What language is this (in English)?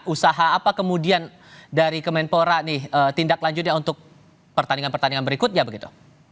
Indonesian